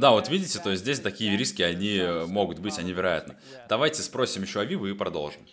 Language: Russian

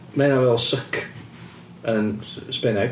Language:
Welsh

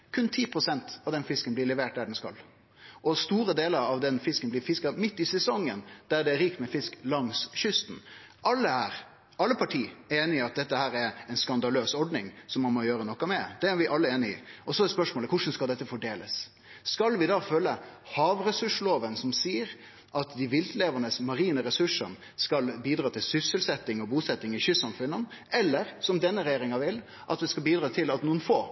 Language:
Norwegian Nynorsk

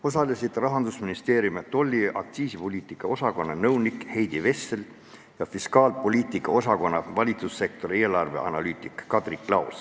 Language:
Estonian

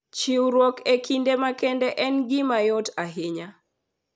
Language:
Luo (Kenya and Tanzania)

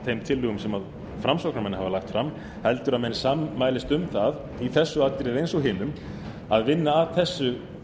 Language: Icelandic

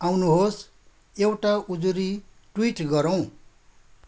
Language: Nepali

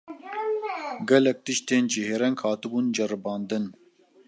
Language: Kurdish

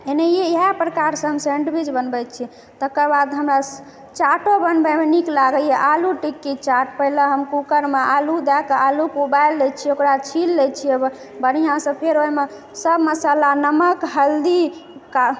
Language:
Maithili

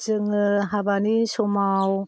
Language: Bodo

